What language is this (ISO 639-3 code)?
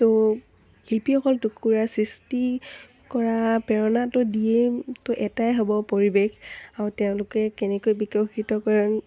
asm